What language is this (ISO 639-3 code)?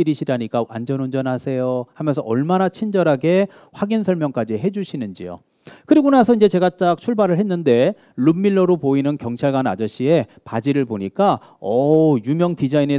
kor